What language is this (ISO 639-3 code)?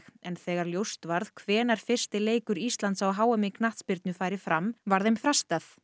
isl